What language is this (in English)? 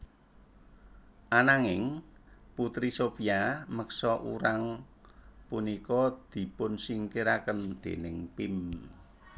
Javanese